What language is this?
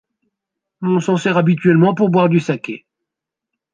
French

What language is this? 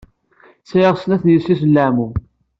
Kabyle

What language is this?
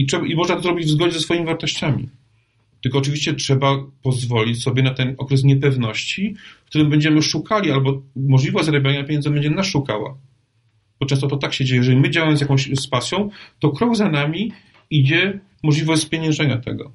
Polish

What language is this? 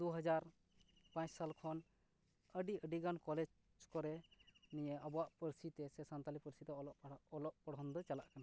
Santali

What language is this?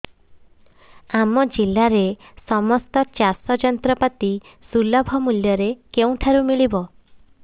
Odia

